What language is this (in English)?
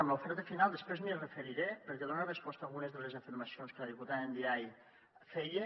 Catalan